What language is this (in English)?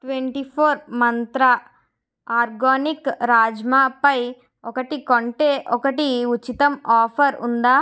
Telugu